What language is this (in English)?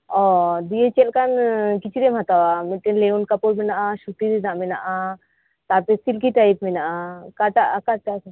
Santali